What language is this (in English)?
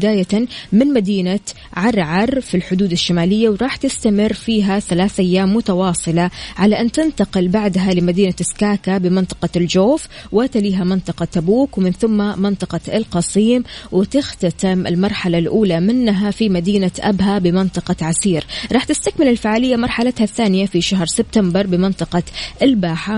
Arabic